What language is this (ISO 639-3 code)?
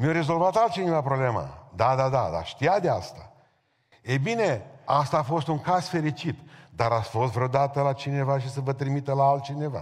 ron